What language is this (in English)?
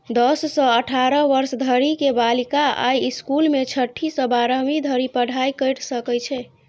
Maithili